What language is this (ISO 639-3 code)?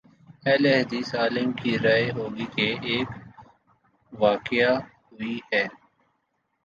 urd